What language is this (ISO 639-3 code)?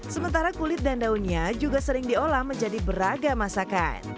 ind